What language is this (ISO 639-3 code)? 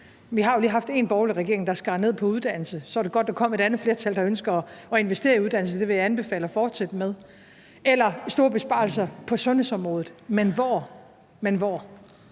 dan